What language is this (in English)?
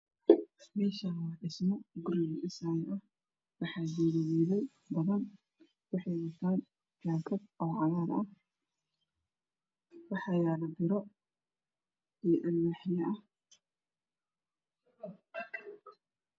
Somali